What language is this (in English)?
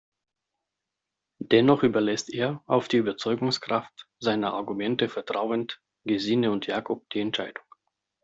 German